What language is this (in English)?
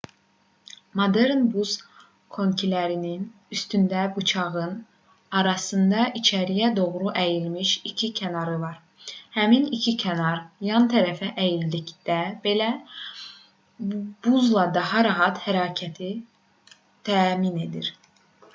Azerbaijani